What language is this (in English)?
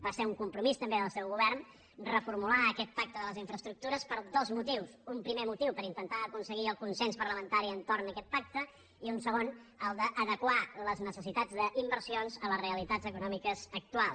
Catalan